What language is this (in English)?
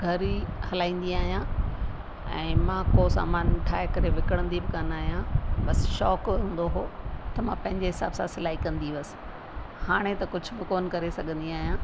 Sindhi